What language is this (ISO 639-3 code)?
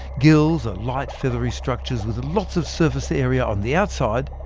eng